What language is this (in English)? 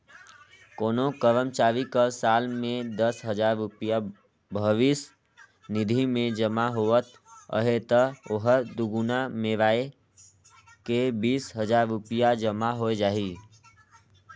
Chhattisgarhi